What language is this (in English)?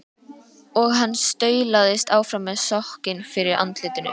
Icelandic